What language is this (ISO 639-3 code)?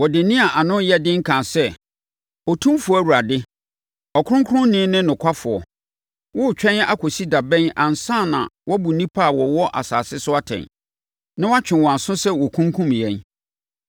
aka